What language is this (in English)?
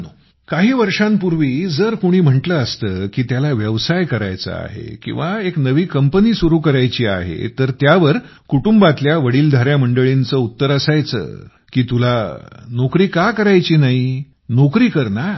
Marathi